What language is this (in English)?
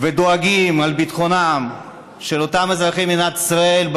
Hebrew